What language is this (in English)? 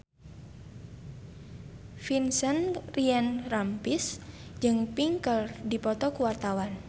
Sundanese